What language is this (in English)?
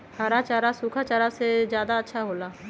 Magahi